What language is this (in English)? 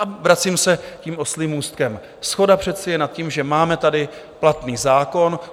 Czech